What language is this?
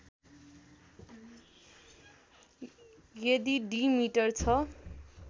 Nepali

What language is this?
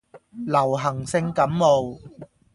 Cantonese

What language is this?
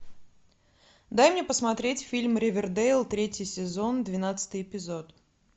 Russian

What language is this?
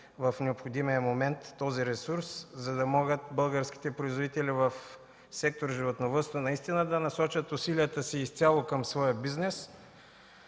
Bulgarian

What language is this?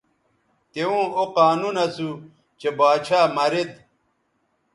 Bateri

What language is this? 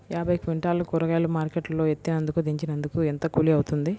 Telugu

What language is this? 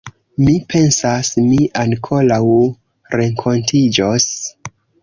Esperanto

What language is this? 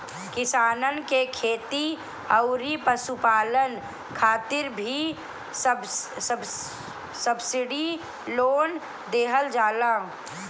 Bhojpuri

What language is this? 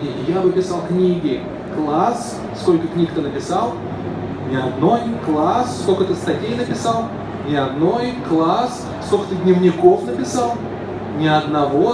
Russian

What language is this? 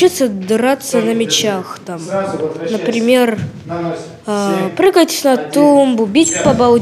Russian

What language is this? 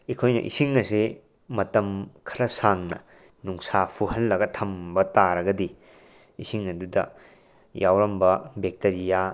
Manipuri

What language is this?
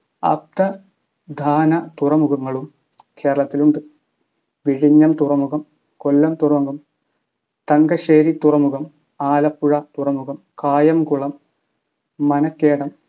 Malayalam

